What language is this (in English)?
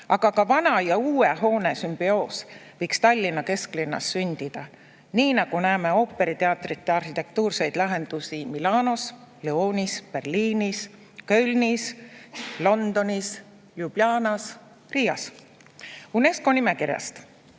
Estonian